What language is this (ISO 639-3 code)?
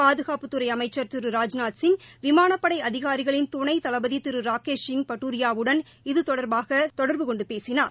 tam